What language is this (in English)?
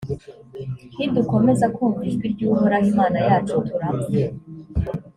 Kinyarwanda